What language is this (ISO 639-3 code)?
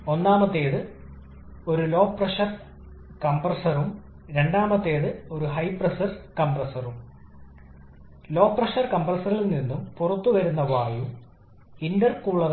mal